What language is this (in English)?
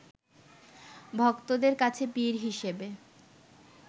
Bangla